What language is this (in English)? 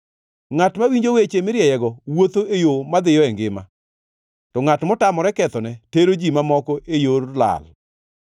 Luo (Kenya and Tanzania)